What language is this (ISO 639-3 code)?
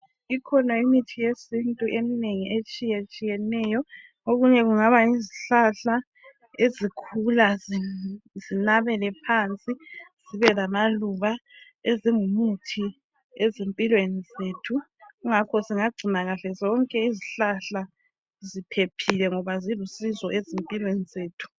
nde